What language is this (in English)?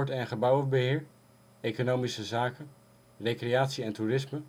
Dutch